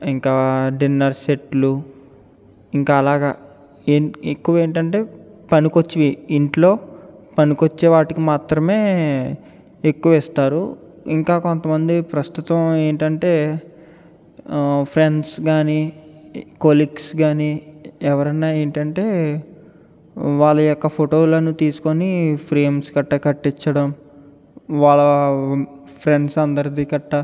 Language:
Telugu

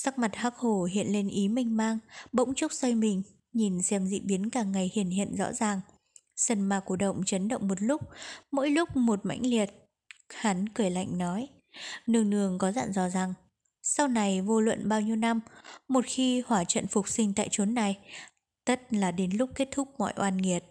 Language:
Vietnamese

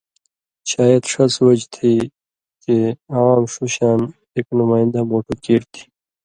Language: Indus Kohistani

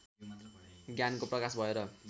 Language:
Nepali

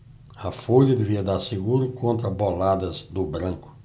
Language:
Portuguese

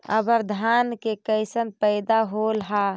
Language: Magahi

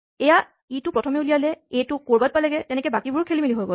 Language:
Assamese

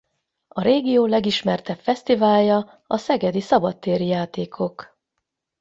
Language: Hungarian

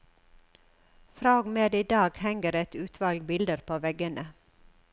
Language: Norwegian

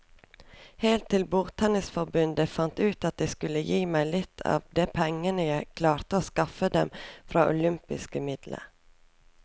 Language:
Norwegian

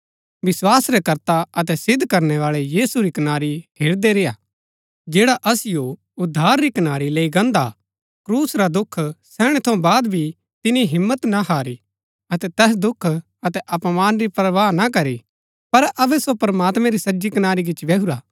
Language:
Gaddi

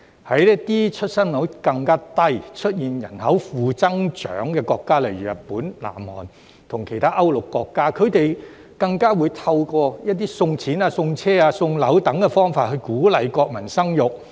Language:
Cantonese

